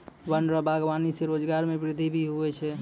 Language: Maithili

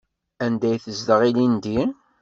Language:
Kabyle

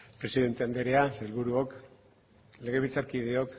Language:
Basque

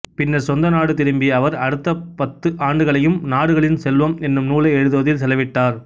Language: Tamil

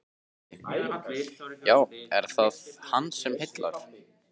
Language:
Icelandic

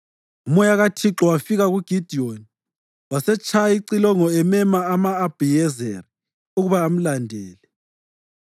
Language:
North Ndebele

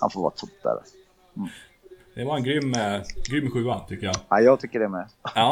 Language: Swedish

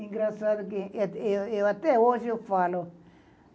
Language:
Portuguese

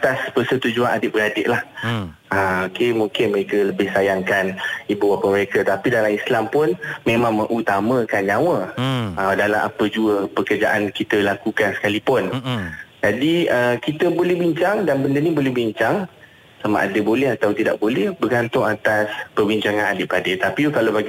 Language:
Malay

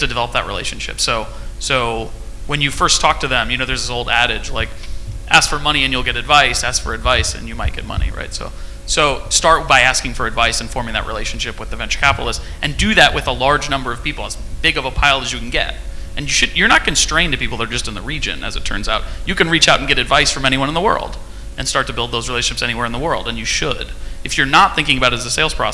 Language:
English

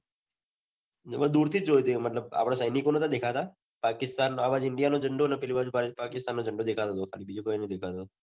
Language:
Gujarati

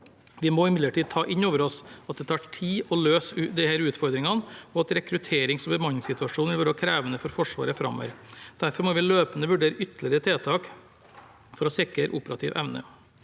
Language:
Norwegian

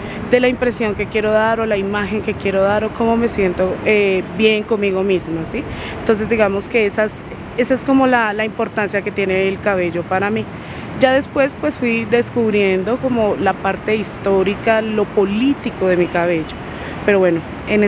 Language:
Spanish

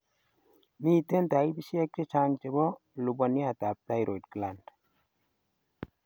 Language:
Kalenjin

